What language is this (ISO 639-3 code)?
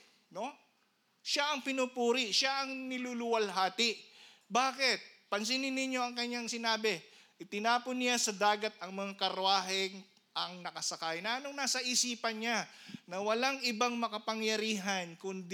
fil